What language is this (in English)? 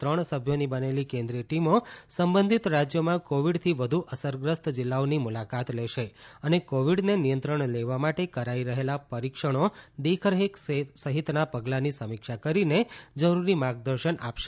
Gujarati